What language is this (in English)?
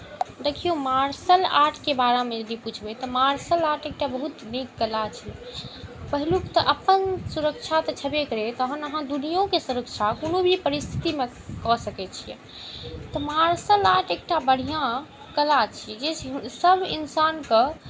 Maithili